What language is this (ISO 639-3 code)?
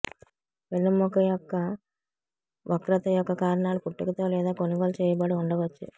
tel